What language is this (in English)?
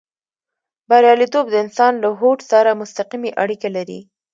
Pashto